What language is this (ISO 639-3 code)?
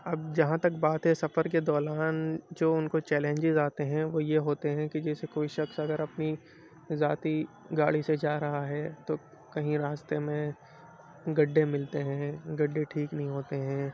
urd